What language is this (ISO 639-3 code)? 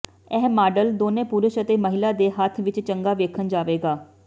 pan